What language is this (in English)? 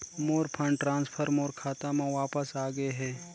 Chhattisgarhi